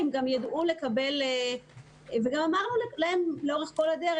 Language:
Hebrew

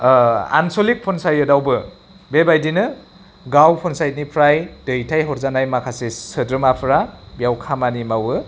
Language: Bodo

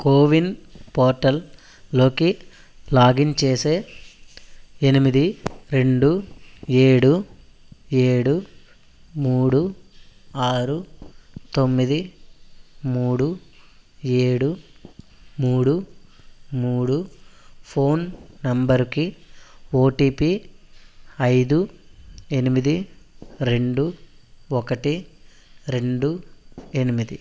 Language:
Telugu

